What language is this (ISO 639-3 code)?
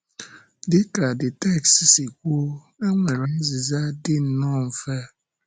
ibo